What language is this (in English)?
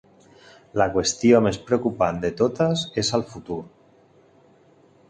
Catalan